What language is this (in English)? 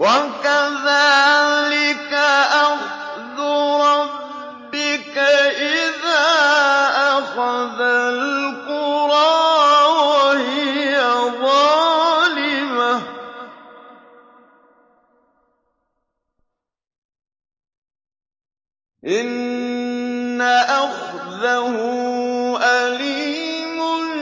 Arabic